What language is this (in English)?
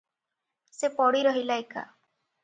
Odia